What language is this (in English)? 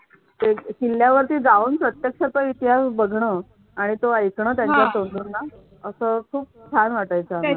Marathi